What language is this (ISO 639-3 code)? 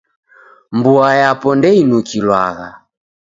dav